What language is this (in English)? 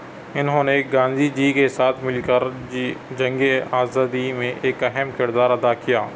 Urdu